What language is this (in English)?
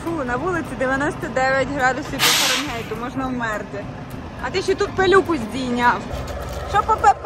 Ukrainian